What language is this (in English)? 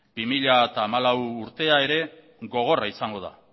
Basque